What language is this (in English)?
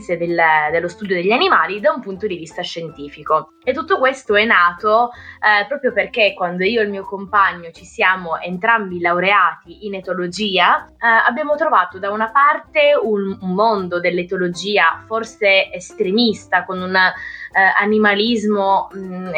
Italian